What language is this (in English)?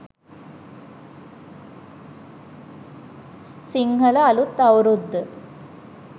Sinhala